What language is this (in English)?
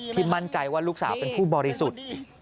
Thai